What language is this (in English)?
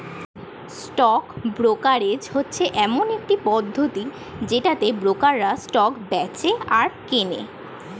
Bangla